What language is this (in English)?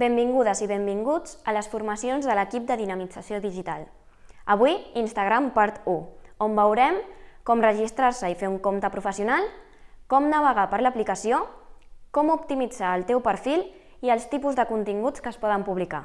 Catalan